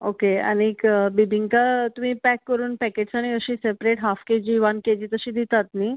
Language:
Konkani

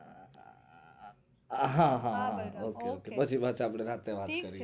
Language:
Gujarati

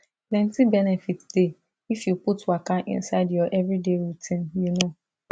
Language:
Nigerian Pidgin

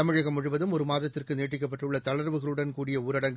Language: Tamil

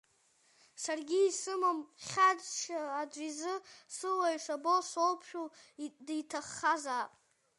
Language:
Abkhazian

